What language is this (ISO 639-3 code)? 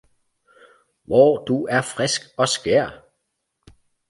dan